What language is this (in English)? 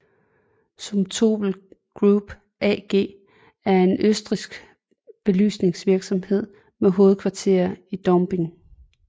Danish